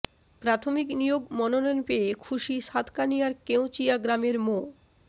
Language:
Bangla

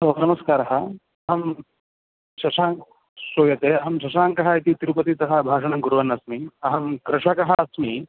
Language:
Sanskrit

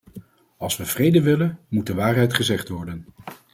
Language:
Dutch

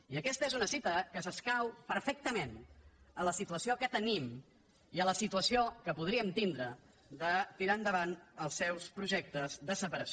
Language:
Catalan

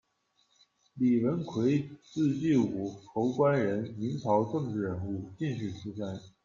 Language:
Chinese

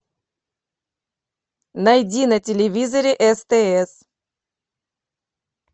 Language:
Russian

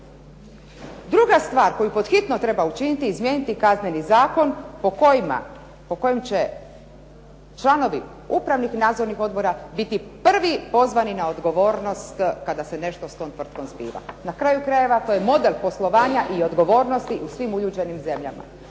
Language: Croatian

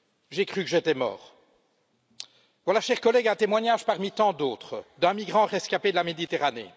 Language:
French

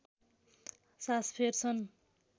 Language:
Nepali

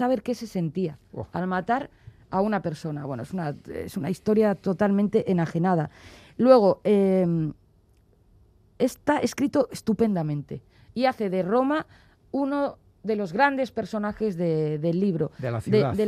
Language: Spanish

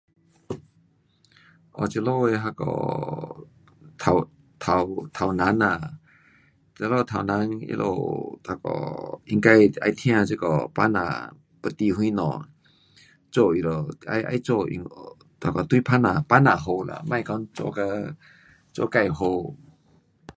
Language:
Pu-Xian Chinese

